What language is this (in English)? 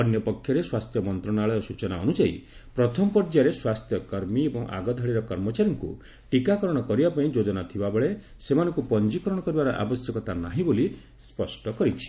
Odia